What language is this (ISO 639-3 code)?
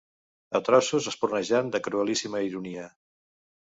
cat